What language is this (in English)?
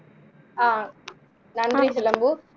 Tamil